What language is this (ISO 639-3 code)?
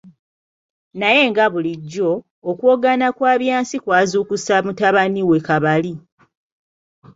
lug